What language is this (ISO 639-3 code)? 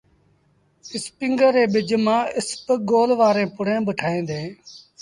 sbn